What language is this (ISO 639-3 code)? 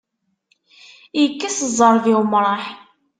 kab